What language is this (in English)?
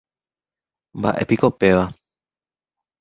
Guarani